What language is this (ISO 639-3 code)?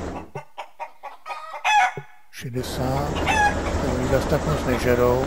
ces